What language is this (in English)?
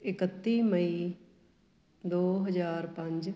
Punjabi